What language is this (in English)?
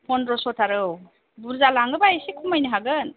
Bodo